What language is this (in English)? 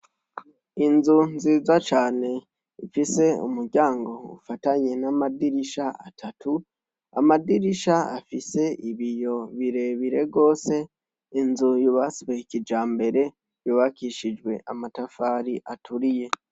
Rundi